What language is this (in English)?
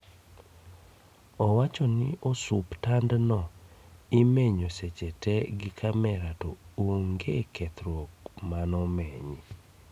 Luo (Kenya and Tanzania)